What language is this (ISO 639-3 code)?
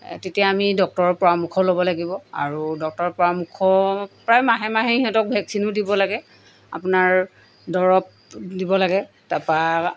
asm